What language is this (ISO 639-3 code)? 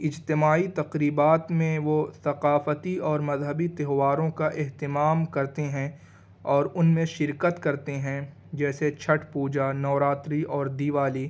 urd